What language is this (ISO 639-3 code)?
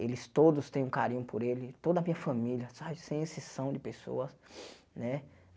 por